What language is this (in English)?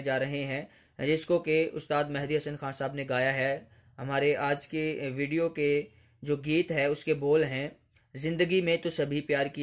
Hindi